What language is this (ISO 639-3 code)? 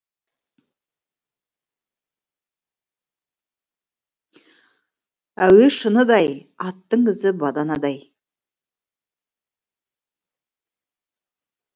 kaz